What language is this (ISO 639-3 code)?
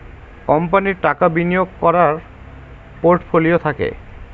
ben